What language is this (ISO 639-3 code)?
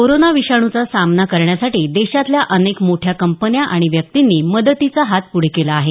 mar